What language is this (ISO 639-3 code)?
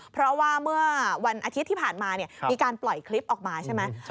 tha